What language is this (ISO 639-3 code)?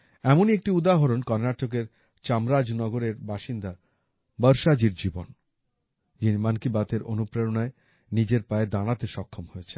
ben